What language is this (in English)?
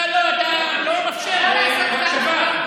Hebrew